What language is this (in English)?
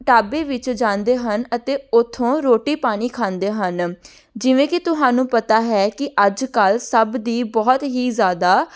Punjabi